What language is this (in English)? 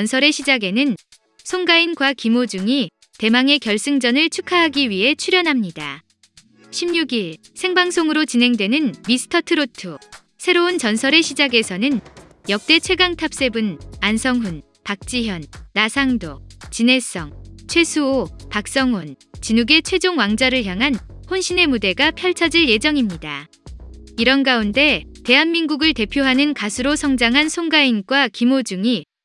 Korean